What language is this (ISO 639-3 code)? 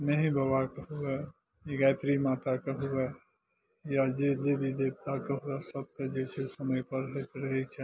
mai